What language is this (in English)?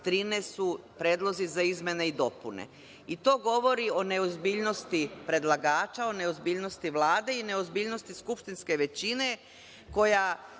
Serbian